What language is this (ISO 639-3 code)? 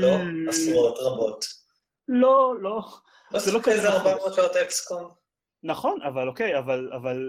heb